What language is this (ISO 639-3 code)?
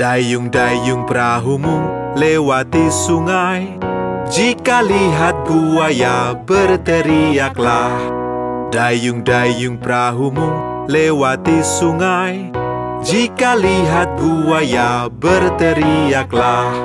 ind